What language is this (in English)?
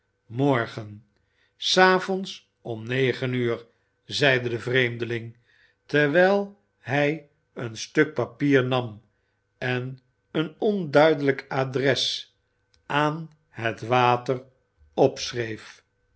Dutch